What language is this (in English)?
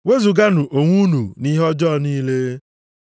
Igbo